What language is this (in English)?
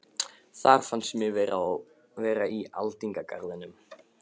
Icelandic